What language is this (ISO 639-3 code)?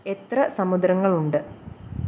mal